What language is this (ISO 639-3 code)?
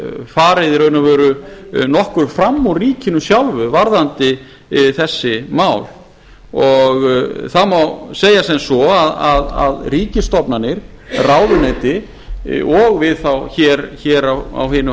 isl